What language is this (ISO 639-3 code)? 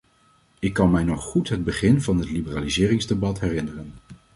nld